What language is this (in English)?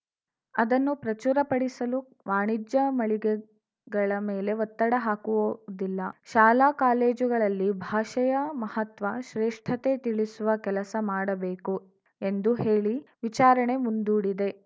Kannada